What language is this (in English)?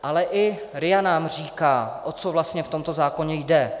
Czech